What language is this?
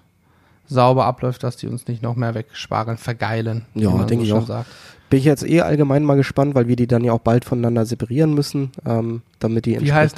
German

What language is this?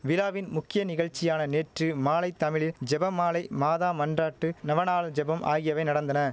Tamil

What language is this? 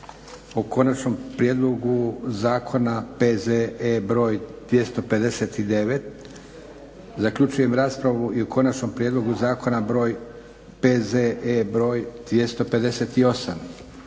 Croatian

